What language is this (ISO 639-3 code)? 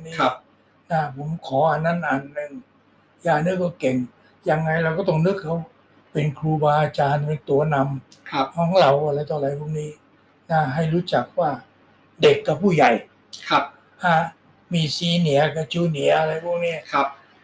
tha